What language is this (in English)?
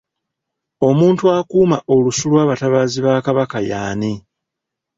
Ganda